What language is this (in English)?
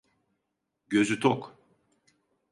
Turkish